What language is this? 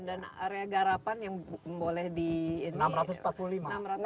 Indonesian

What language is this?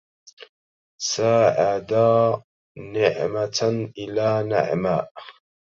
Arabic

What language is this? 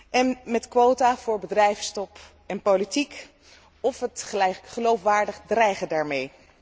Dutch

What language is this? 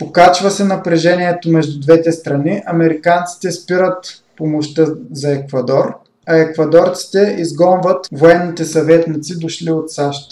Bulgarian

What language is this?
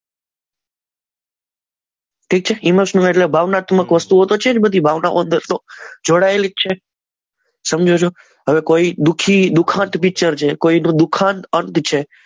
Gujarati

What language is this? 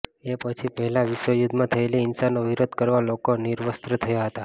Gujarati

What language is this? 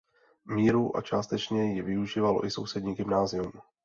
Czech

